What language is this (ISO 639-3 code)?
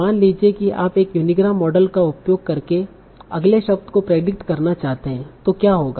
hin